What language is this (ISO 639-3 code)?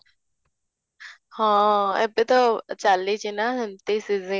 ori